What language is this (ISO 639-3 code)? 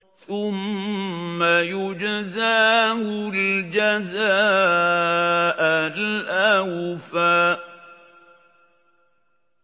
ara